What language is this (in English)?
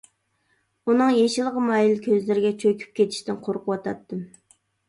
Uyghur